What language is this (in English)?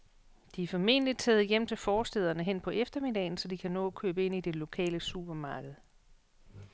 Danish